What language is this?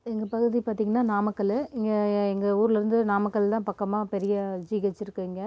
Tamil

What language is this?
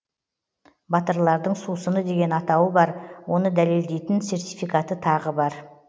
Kazakh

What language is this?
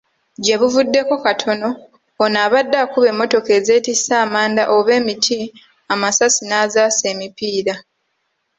Ganda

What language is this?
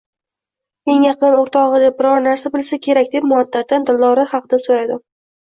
Uzbek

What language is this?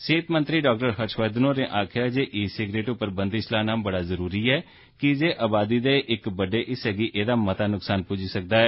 Dogri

